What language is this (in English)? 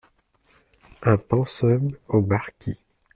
French